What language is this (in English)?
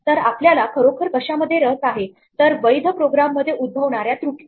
Marathi